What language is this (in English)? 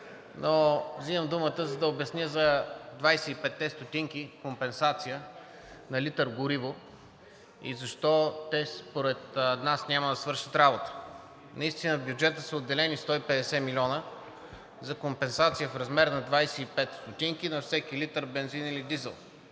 Bulgarian